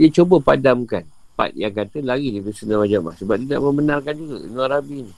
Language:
Malay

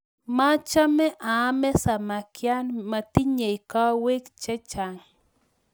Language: Kalenjin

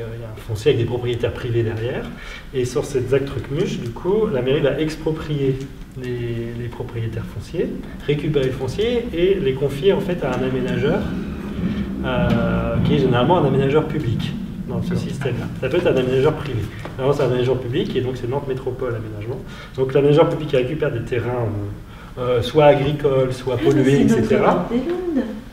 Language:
French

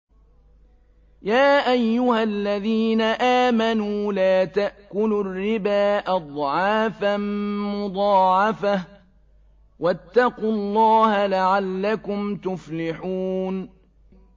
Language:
Arabic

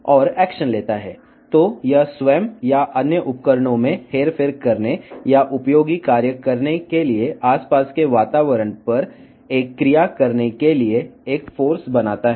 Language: Telugu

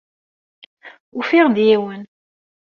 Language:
Kabyle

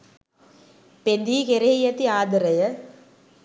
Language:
Sinhala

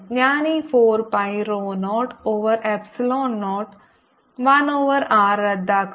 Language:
Malayalam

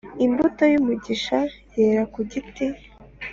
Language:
Kinyarwanda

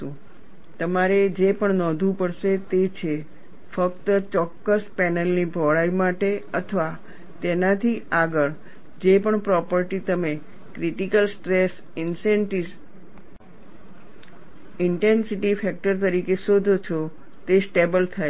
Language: Gujarati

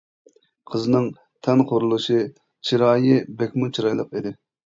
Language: Uyghur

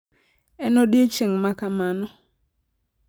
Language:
Luo (Kenya and Tanzania)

